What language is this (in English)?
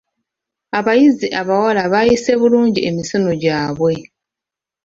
Ganda